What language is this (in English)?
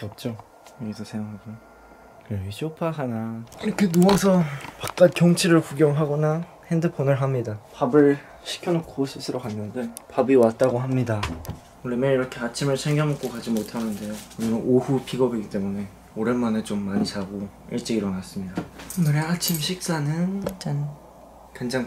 Korean